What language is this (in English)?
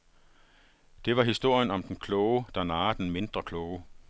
Danish